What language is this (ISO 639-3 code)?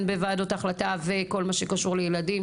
heb